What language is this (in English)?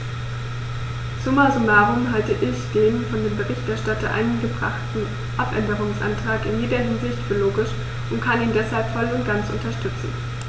German